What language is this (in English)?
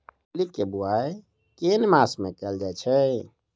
Maithili